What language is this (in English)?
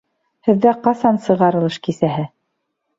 Bashkir